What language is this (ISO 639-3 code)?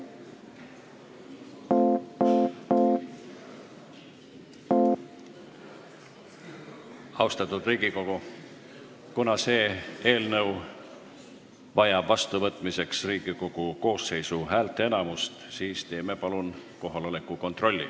est